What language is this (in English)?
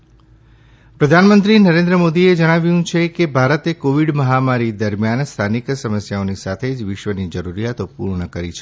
Gujarati